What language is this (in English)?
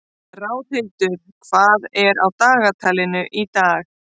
Icelandic